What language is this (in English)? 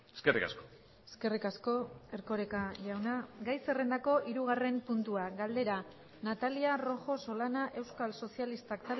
Basque